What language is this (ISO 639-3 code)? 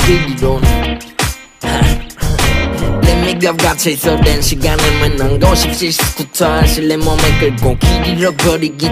eng